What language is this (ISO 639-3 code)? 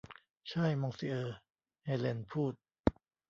tha